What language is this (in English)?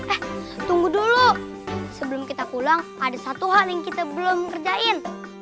Indonesian